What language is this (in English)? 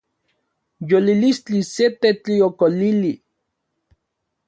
Central Puebla Nahuatl